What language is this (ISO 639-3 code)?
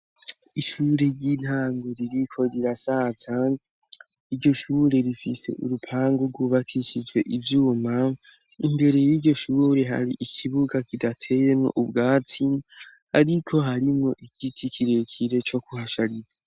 run